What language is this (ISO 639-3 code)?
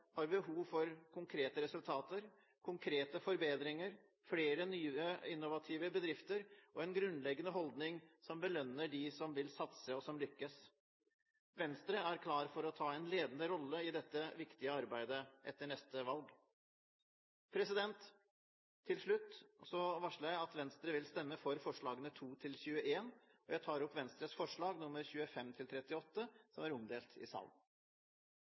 nob